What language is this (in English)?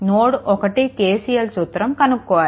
Telugu